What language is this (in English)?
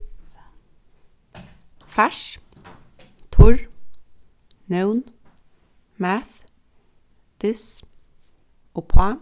Faroese